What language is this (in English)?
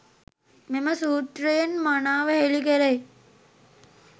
Sinhala